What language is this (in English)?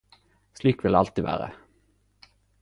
Norwegian Nynorsk